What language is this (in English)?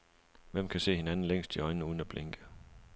Danish